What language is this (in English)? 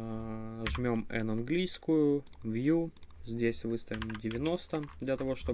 Russian